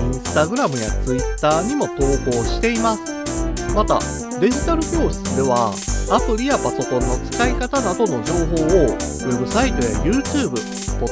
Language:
Japanese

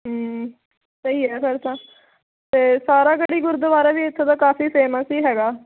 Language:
Punjabi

